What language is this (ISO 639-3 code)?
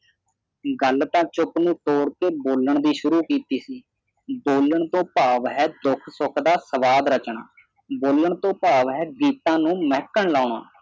pan